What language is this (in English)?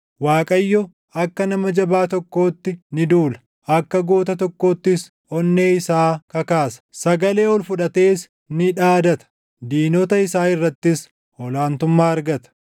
Oromo